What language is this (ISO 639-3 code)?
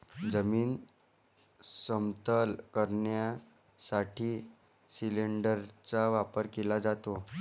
mar